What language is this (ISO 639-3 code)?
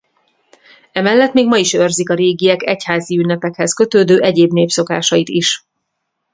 hun